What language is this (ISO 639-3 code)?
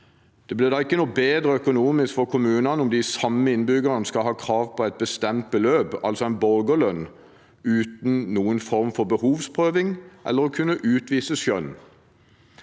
nor